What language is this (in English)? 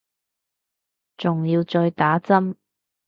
Cantonese